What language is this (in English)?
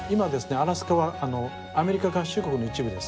Japanese